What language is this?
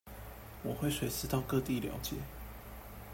Chinese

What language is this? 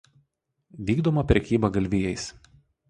Lithuanian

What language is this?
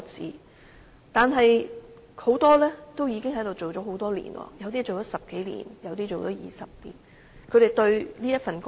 Cantonese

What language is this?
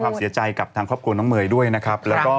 Thai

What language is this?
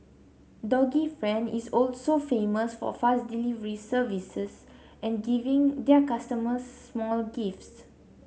English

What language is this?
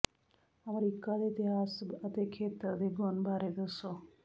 Punjabi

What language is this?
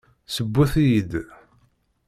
Kabyle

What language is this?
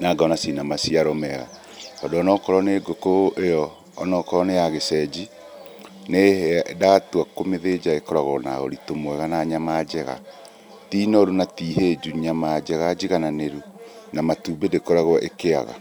Kikuyu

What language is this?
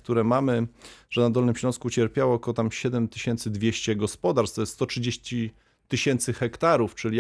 Polish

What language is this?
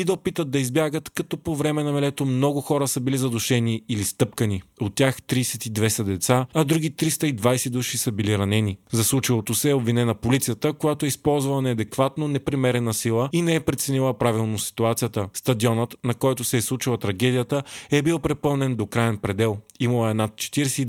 Bulgarian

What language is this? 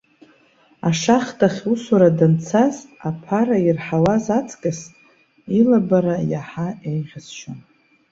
Abkhazian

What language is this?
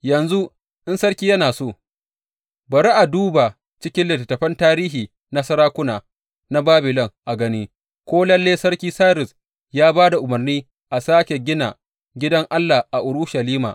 Hausa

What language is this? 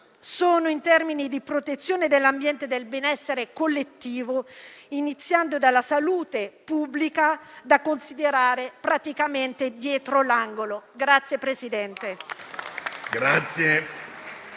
Italian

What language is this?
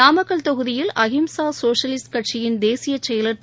Tamil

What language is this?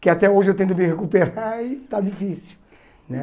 Portuguese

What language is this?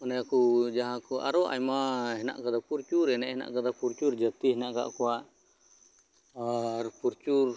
Santali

